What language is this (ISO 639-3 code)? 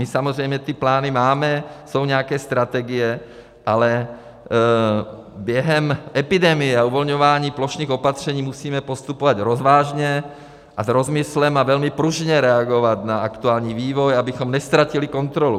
ces